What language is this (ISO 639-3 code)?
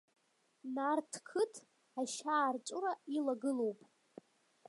abk